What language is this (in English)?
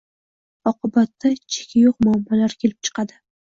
Uzbek